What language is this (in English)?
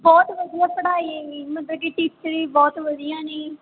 Punjabi